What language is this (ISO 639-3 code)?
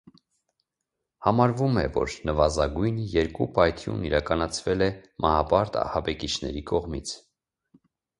hye